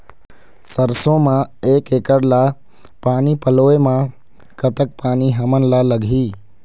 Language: Chhattisgarhi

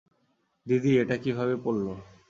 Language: Bangla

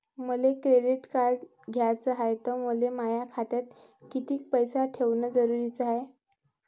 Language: Marathi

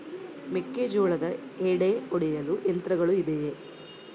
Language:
Kannada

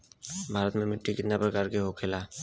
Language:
Bhojpuri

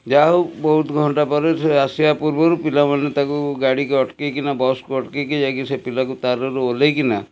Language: Odia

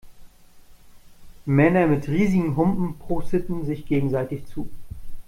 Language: German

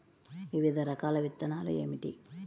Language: Telugu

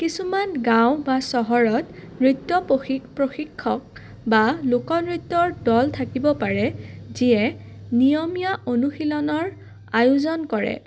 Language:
Assamese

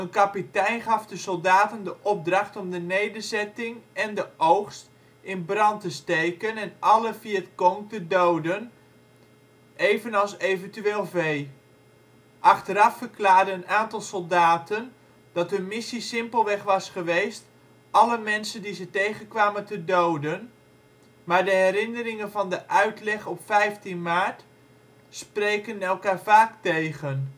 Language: Dutch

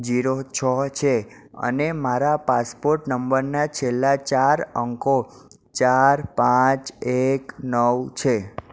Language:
Gujarati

